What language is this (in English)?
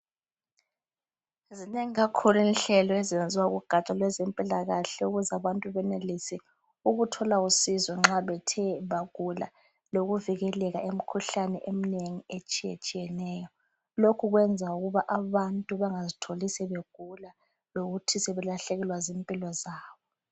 North Ndebele